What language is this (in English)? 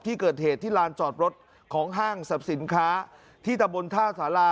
Thai